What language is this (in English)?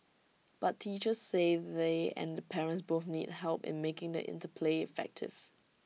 English